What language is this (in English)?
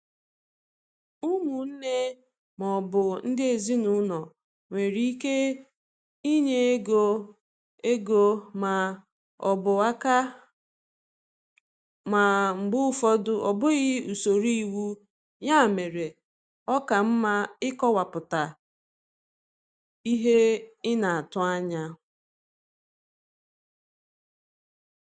Igbo